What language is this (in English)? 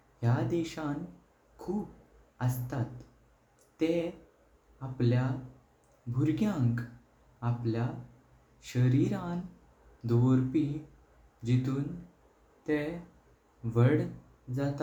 Konkani